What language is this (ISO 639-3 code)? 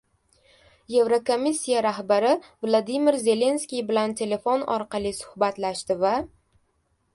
uzb